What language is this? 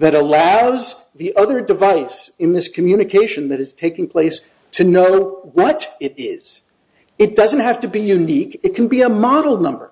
English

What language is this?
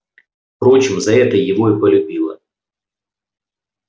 Russian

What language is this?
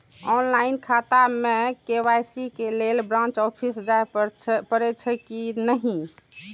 Maithili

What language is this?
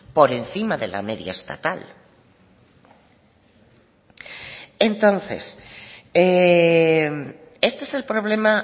Spanish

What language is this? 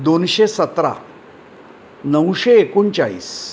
Marathi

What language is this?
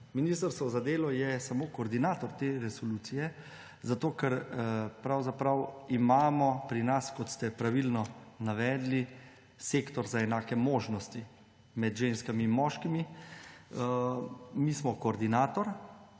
Slovenian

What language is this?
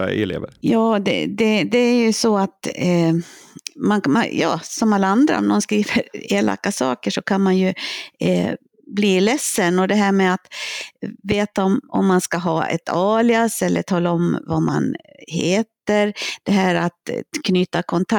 Swedish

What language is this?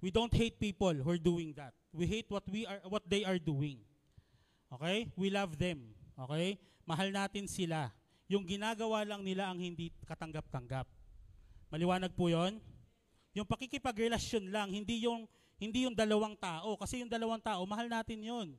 Filipino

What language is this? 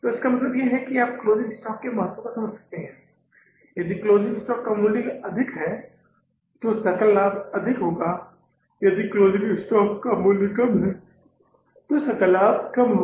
Hindi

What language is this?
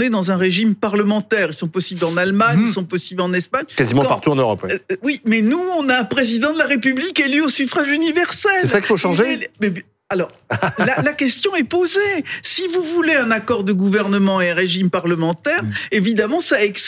French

